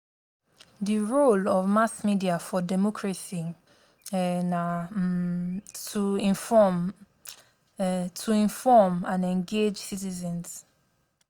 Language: Nigerian Pidgin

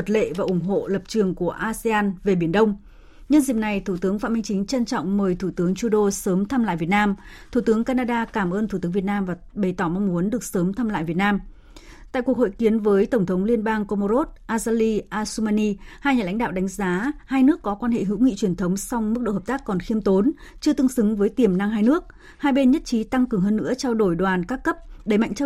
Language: Vietnamese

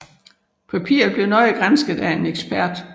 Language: Danish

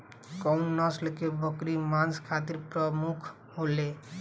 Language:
Bhojpuri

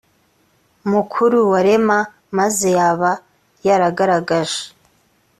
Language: Kinyarwanda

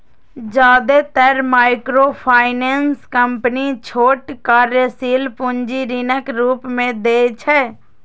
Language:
Maithili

